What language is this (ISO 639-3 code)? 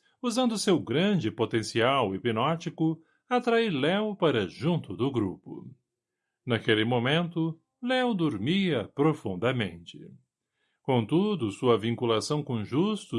por